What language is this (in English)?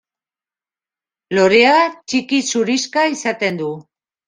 Basque